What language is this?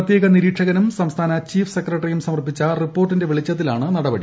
Malayalam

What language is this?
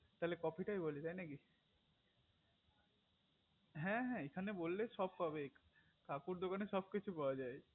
Bangla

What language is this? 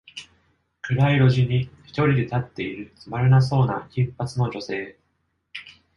Japanese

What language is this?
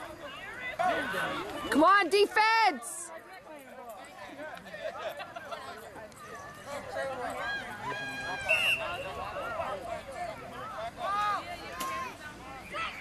English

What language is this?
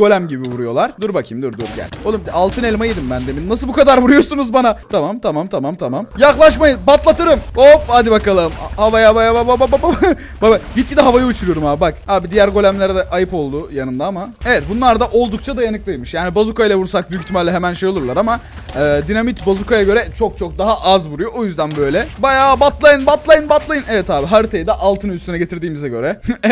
Turkish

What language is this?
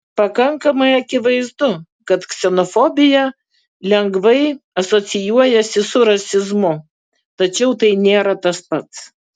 Lithuanian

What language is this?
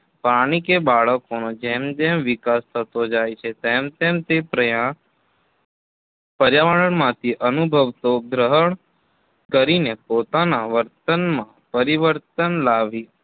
Gujarati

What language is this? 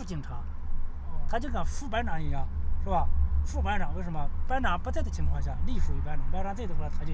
Chinese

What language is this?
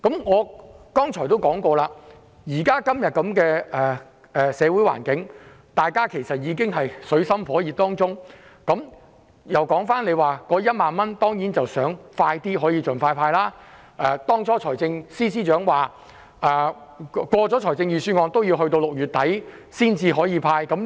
Cantonese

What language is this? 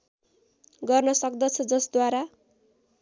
Nepali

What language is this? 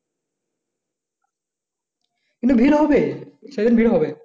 Bangla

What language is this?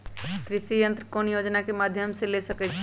Magahi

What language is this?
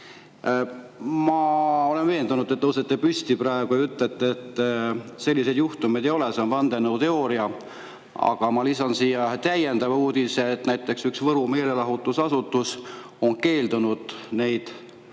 Estonian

